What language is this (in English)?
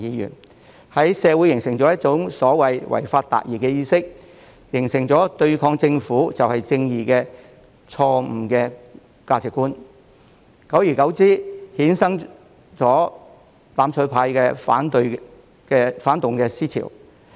Cantonese